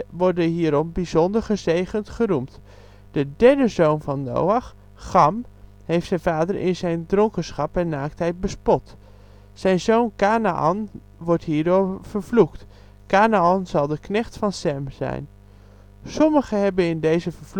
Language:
Dutch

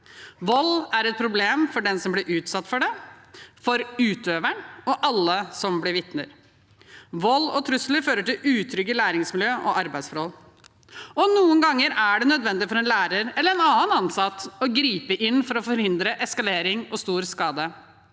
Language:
Norwegian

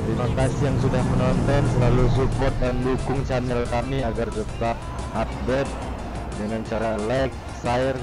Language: Indonesian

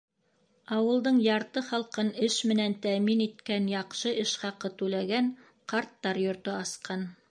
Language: Bashkir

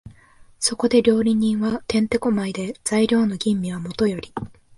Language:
Japanese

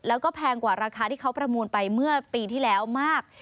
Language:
Thai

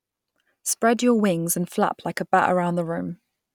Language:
English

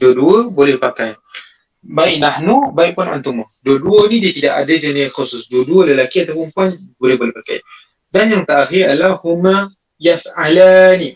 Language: Malay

